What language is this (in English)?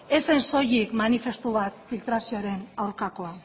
Basque